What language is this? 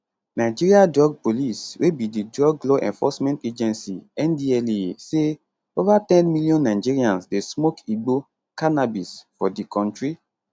Nigerian Pidgin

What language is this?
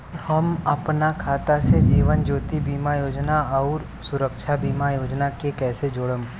Bhojpuri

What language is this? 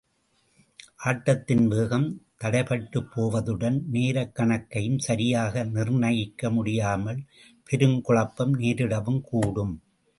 Tamil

